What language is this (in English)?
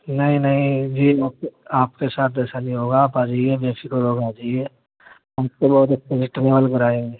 Urdu